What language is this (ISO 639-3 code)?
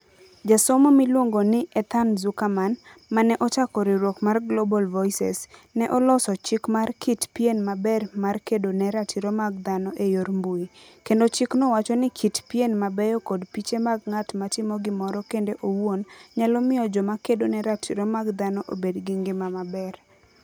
luo